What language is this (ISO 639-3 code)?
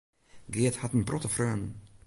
fry